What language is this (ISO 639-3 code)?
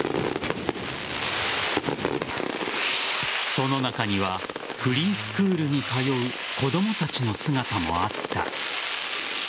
jpn